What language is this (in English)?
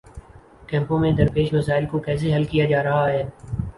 Urdu